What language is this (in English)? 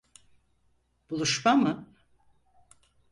Turkish